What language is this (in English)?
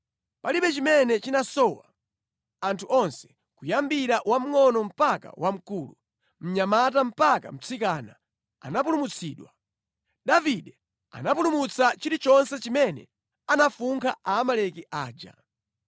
Nyanja